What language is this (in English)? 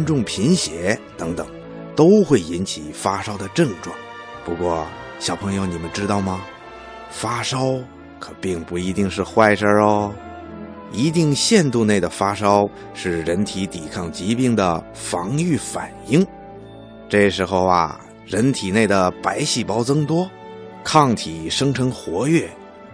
Chinese